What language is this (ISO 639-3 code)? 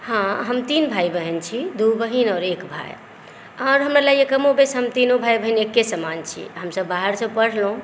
mai